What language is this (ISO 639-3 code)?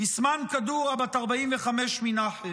heb